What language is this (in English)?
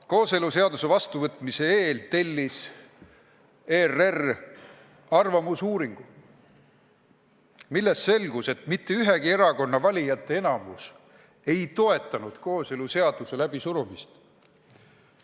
Estonian